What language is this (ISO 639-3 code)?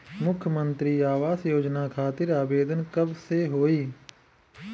bho